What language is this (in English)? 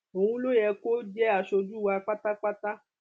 Yoruba